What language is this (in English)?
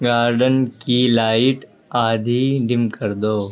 Urdu